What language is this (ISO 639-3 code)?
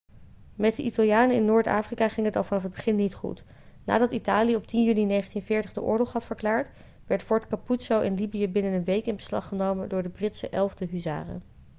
nld